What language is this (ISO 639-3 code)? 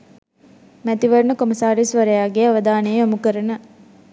sin